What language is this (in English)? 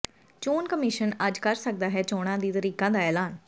Punjabi